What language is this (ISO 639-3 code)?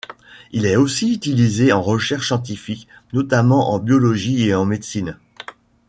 fra